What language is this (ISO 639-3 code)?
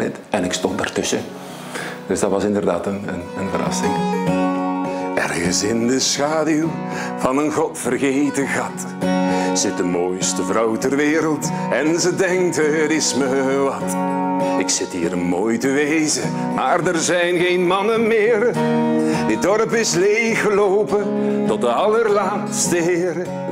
nld